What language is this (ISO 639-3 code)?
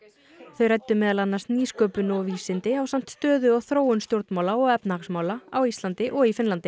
isl